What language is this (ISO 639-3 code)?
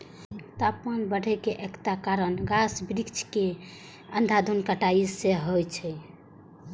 mai